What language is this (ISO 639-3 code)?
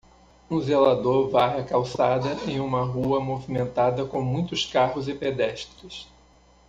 por